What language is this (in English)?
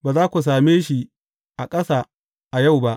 Hausa